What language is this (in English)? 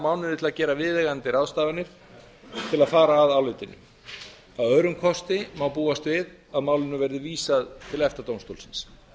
Icelandic